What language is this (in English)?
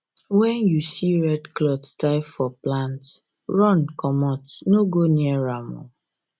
Nigerian Pidgin